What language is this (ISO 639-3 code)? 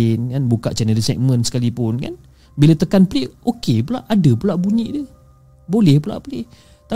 msa